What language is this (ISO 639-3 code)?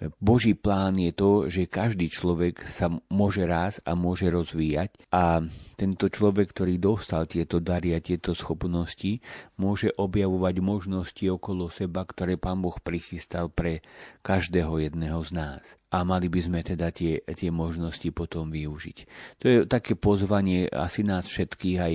slk